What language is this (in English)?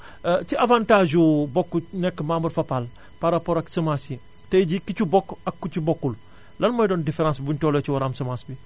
Wolof